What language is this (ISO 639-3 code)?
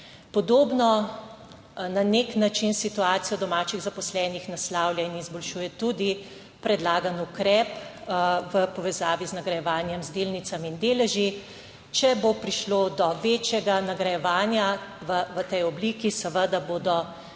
slv